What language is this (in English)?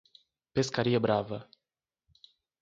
Portuguese